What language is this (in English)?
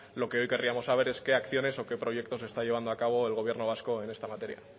Spanish